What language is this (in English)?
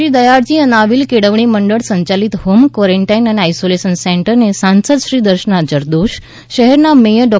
Gujarati